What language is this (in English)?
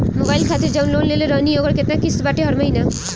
Bhojpuri